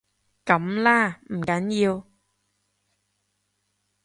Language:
Cantonese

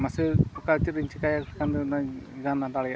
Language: Santali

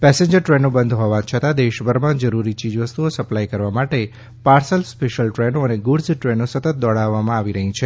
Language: Gujarati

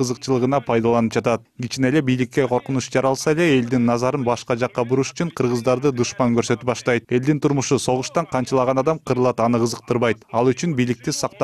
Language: Turkish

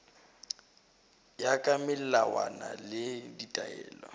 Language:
Northern Sotho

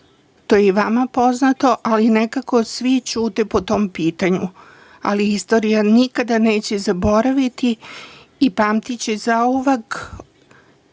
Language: Serbian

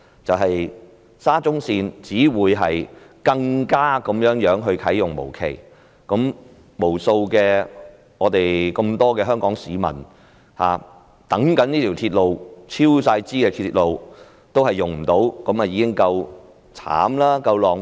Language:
Cantonese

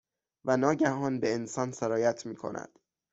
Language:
Persian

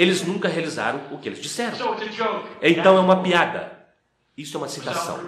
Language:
Portuguese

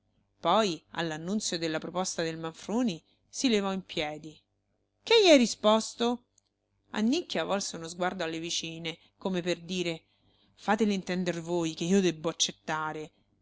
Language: Italian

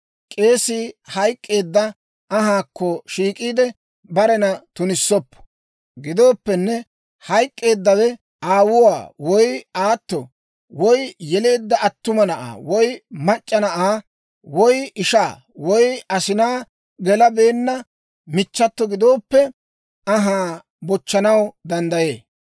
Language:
Dawro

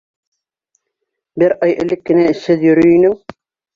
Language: Bashkir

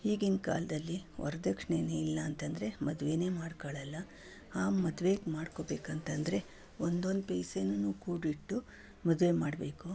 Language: Kannada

